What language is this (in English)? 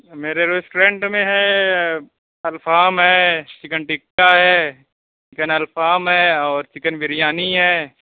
Urdu